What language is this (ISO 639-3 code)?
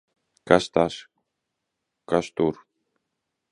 lav